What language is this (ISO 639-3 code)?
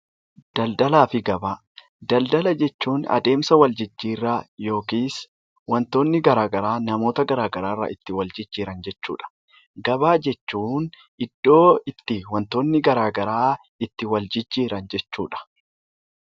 orm